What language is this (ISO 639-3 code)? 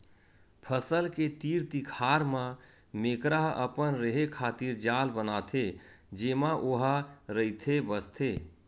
hne